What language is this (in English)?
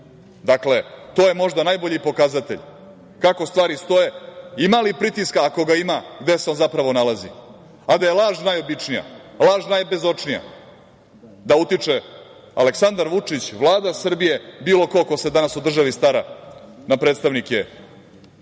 Serbian